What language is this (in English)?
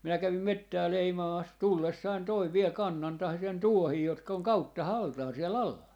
Finnish